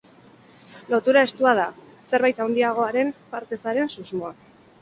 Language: Basque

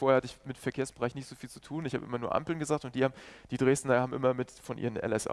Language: German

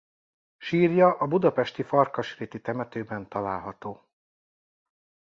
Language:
Hungarian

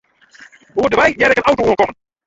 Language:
Western Frisian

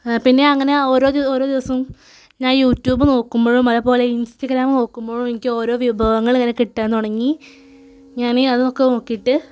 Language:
Malayalam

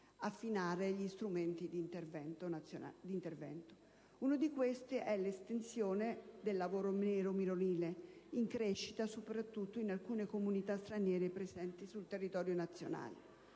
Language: Italian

